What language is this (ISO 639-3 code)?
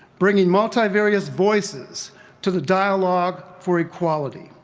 eng